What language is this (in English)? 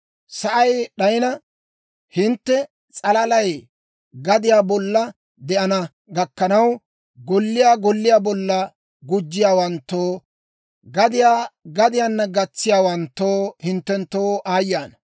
Dawro